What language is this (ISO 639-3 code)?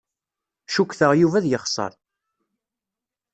kab